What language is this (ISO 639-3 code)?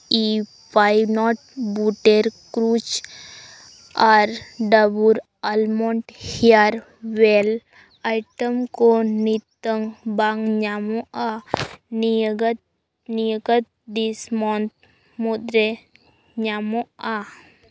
sat